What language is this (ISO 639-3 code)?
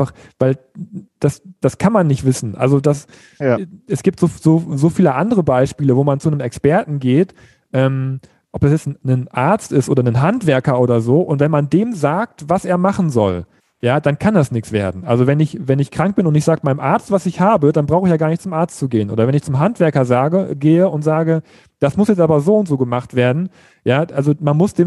deu